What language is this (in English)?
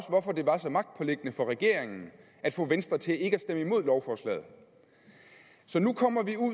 Danish